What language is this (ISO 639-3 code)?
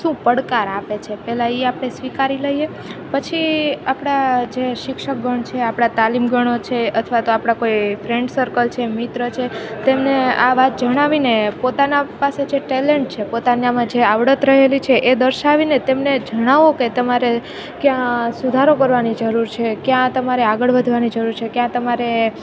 guj